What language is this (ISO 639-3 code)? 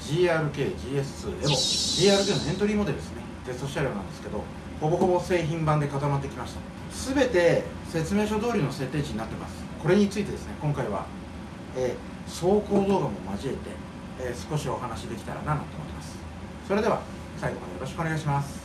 jpn